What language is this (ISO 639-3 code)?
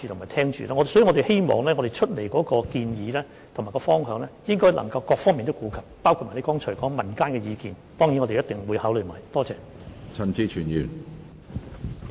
yue